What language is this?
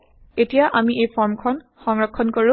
Assamese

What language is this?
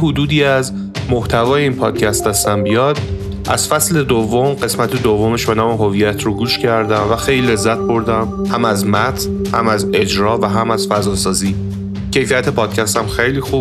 Persian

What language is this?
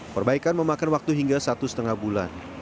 Indonesian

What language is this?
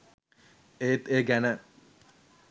Sinhala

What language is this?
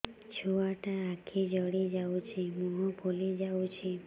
Odia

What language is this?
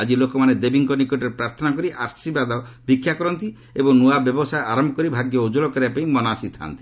Odia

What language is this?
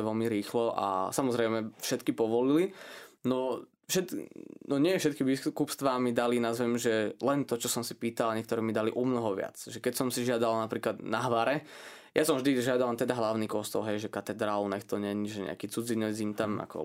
Slovak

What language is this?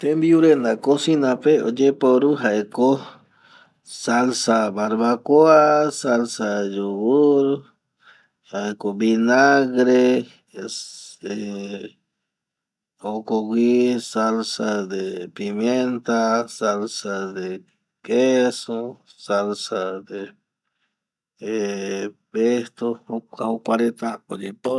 Eastern Bolivian Guaraní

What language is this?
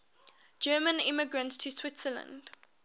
English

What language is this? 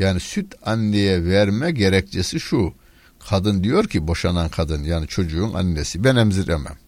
Turkish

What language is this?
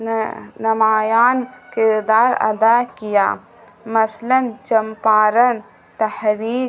Urdu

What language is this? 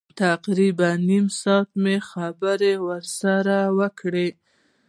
Pashto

